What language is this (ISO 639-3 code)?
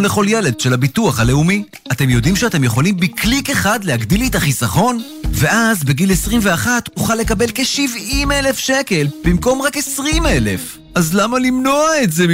heb